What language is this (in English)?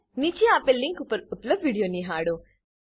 Gujarati